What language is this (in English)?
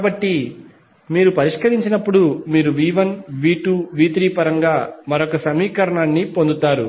Telugu